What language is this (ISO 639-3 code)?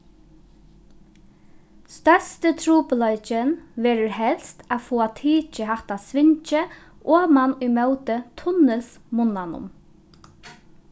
fao